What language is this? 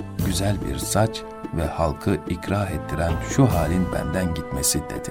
Turkish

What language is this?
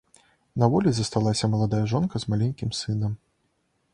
Belarusian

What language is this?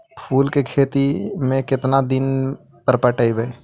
Magahi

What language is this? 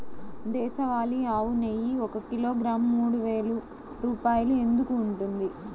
Telugu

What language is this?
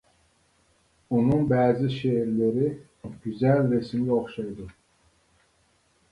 Uyghur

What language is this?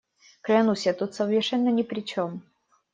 Russian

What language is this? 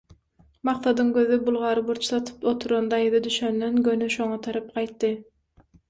Turkmen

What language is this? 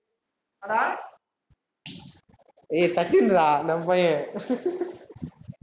Tamil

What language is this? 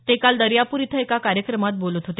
Marathi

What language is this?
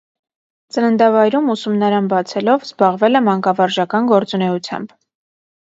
Armenian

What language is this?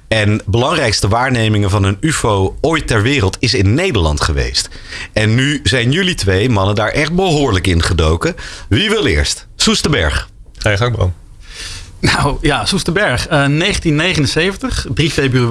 Dutch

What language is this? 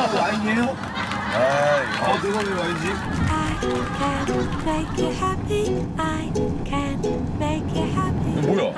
Korean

